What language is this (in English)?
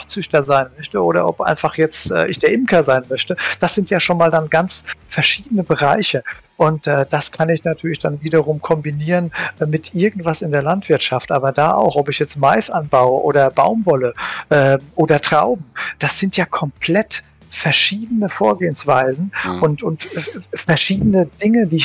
German